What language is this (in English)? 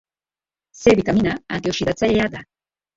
Basque